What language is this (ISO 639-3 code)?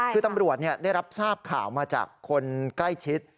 tha